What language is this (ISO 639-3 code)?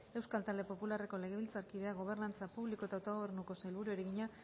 eus